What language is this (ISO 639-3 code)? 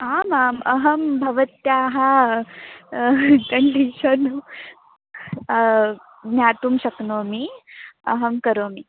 san